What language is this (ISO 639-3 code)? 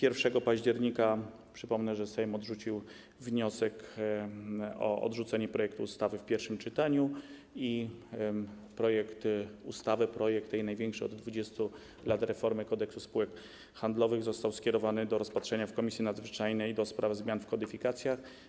pol